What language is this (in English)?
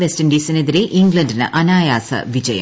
Malayalam